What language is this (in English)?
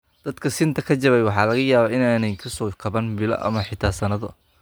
Somali